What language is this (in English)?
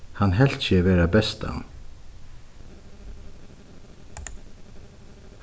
Faroese